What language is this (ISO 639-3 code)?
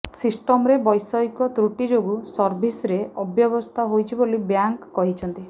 ori